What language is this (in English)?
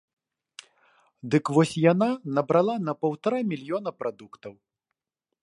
Belarusian